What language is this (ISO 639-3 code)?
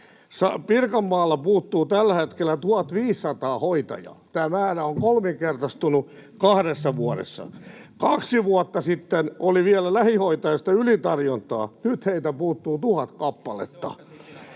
fin